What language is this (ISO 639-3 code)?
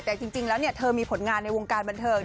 tha